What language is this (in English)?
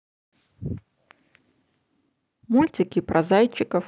Russian